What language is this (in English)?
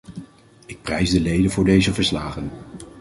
Dutch